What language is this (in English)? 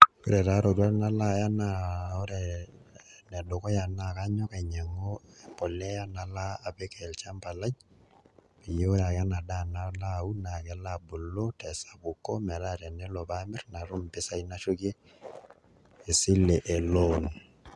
Masai